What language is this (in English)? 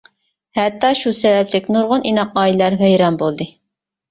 Uyghur